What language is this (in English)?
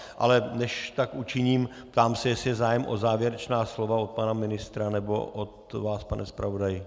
Czech